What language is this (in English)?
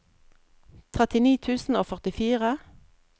Norwegian